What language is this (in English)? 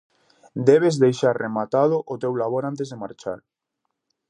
Galician